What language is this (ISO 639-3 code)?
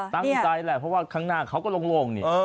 tha